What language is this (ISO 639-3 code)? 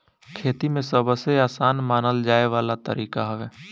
bho